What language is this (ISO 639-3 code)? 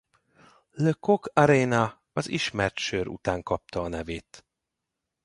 hun